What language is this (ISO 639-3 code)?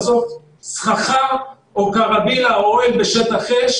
heb